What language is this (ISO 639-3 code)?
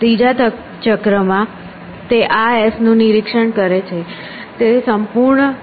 guj